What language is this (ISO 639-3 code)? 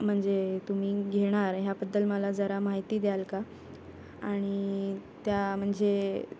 mar